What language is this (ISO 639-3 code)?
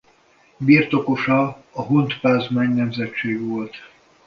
hun